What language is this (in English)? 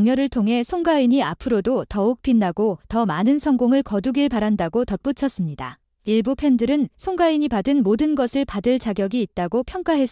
Korean